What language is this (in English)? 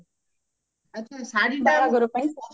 Odia